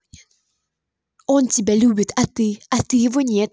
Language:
Russian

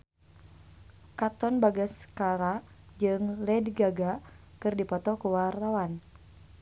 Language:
Sundanese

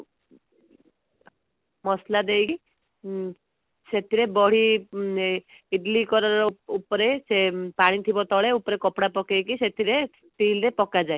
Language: Odia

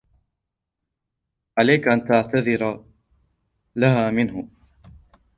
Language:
Arabic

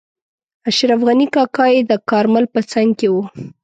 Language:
Pashto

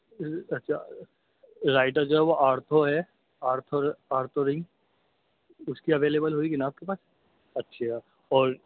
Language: Urdu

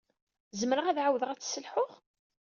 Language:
Kabyle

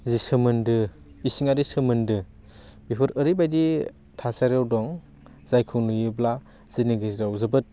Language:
Bodo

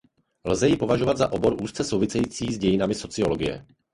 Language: Czech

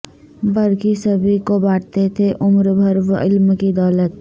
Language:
Urdu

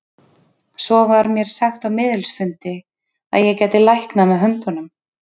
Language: Icelandic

